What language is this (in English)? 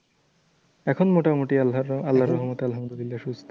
Bangla